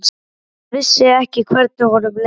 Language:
Icelandic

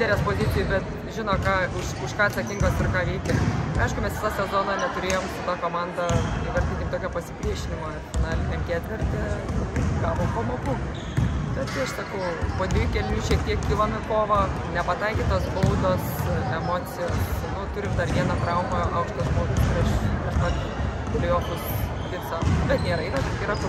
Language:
Romanian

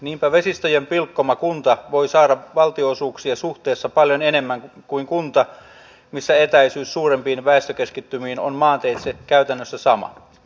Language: Finnish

